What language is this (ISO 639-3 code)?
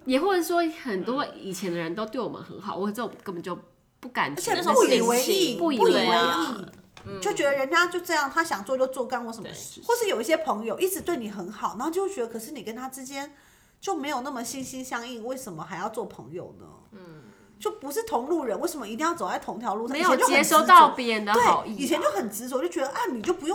zho